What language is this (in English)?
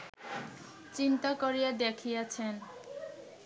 Bangla